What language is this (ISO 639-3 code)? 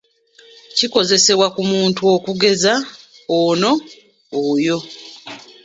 lug